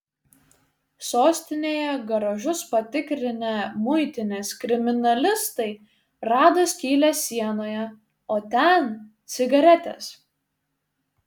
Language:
Lithuanian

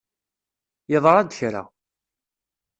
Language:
Kabyle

